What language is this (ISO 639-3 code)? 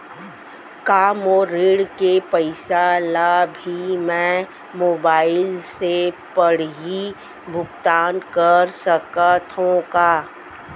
hne